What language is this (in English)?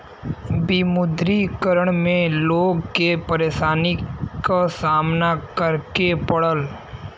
Bhojpuri